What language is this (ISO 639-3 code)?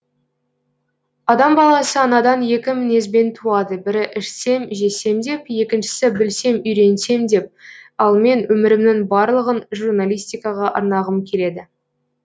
kaz